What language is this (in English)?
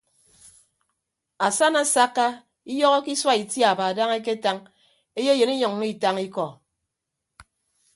Ibibio